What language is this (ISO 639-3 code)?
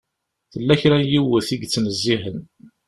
kab